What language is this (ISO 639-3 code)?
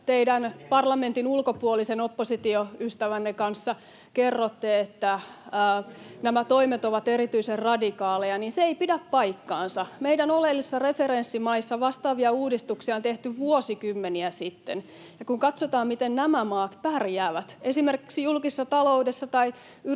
fin